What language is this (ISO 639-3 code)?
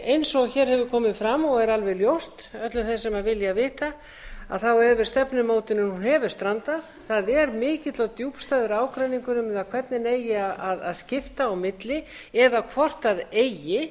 isl